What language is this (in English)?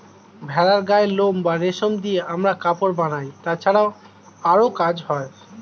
Bangla